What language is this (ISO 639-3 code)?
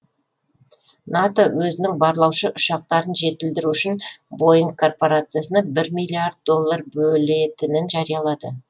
kaz